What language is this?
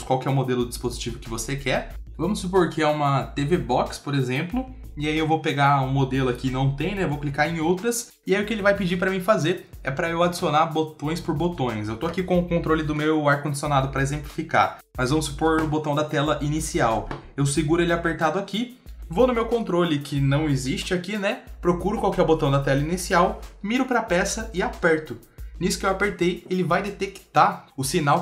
Portuguese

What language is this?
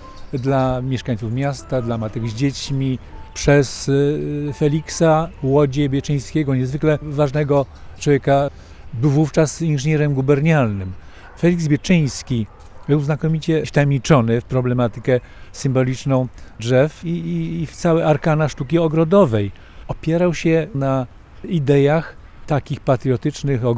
Polish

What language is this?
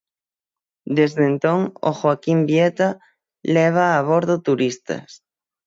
Galician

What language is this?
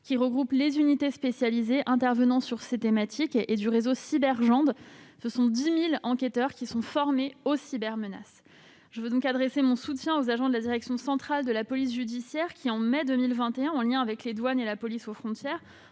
French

